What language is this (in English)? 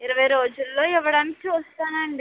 Telugu